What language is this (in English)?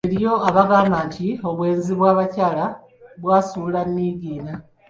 Ganda